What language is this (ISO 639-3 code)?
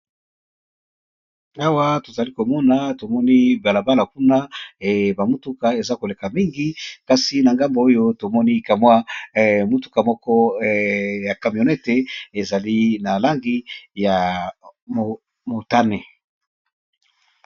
lin